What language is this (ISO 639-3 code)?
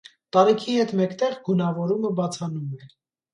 hye